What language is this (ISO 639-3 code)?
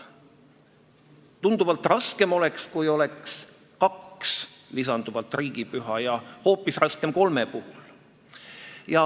est